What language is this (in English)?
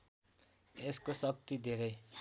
Nepali